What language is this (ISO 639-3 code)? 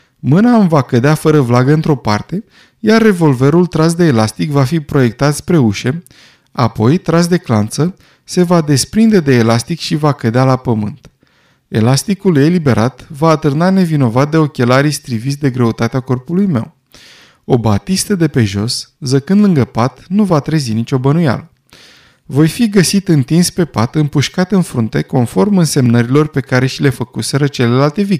ron